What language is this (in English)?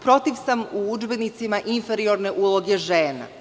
Serbian